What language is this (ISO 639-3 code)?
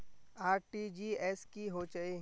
mag